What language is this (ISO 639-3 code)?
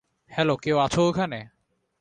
ben